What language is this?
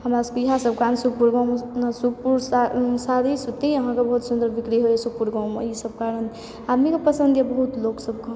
Maithili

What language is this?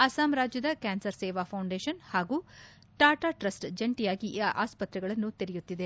Kannada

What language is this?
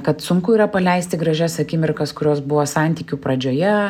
Lithuanian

